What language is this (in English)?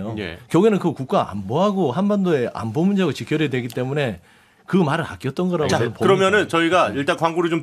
Korean